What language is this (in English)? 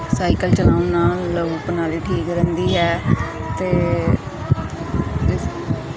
Punjabi